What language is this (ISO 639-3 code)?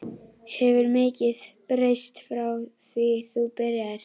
isl